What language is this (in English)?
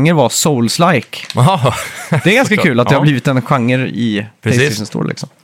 Swedish